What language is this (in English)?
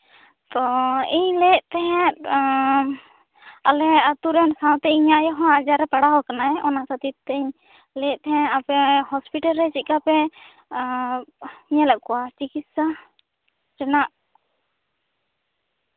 Santali